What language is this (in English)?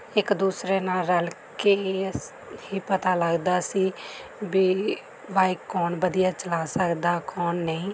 Punjabi